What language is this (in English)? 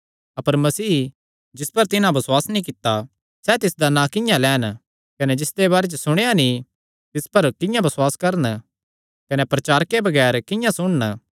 Kangri